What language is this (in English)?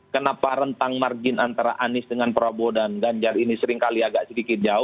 Indonesian